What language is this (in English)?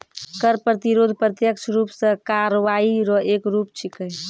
Maithili